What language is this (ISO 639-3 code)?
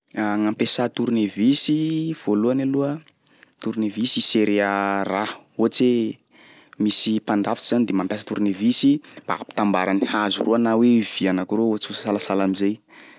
skg